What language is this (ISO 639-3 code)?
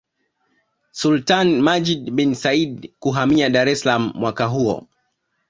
swa